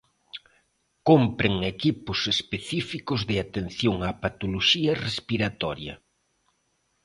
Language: Galician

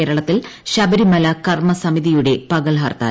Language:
Malayalam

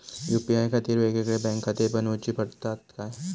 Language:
Marathi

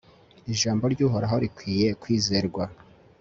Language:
Kinyarwanda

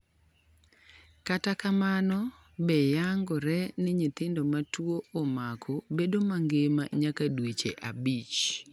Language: Luo (Kenya and Tanzania)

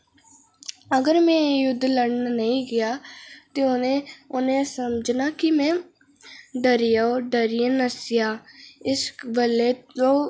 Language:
Dogri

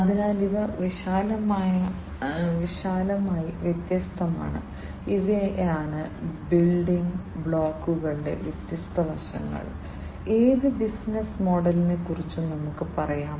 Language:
Malayalam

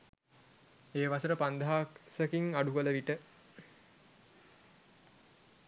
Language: Sinhala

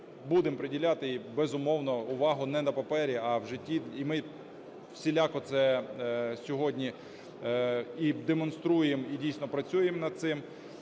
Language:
Ukrainian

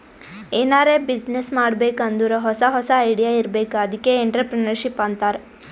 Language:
Kannada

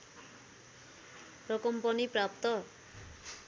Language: Nepali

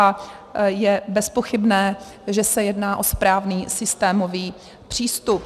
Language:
Czech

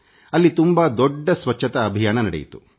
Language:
Kannada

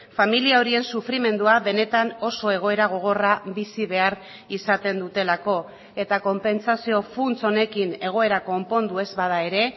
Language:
Basque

